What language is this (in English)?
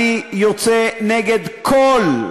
Hebrew